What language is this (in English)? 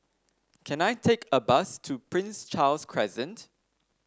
English